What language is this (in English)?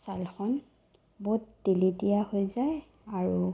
Assamese